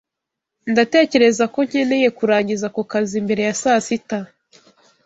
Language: Kinyarwanda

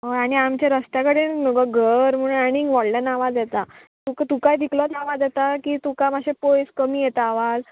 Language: Konkani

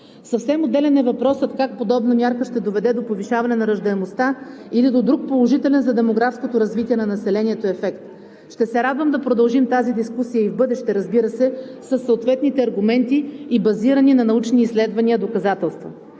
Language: Bulgarian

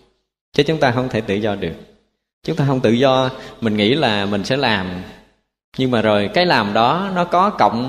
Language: Vietnamese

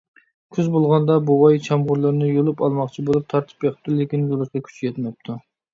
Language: Uyghur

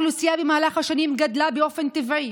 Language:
Hebrew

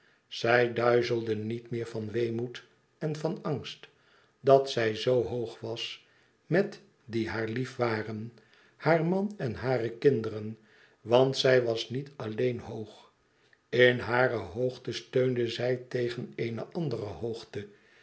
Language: Dutch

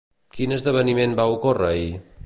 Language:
Catalan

